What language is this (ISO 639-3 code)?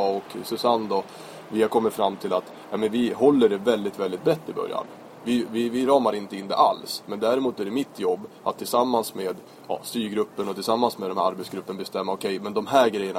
swe